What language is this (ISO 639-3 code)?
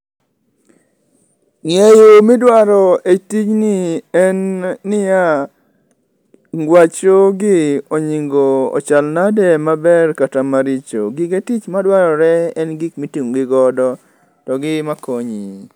luo